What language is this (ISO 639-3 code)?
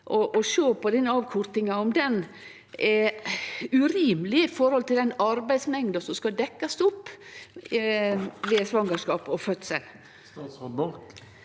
nor